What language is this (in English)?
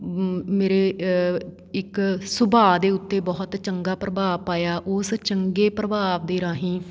Punjabi